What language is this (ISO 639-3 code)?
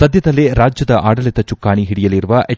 kan